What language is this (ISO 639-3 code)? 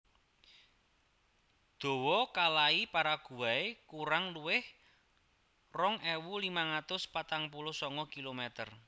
jav